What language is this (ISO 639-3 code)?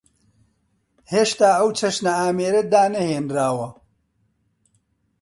ckb